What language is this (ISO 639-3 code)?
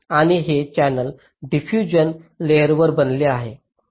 mar